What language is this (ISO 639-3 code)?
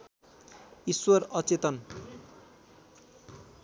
nep